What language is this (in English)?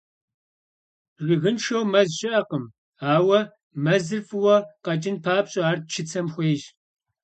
Kabardian